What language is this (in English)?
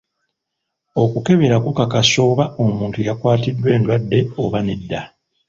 Ganda